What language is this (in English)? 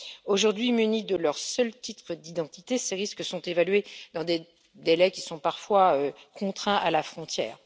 French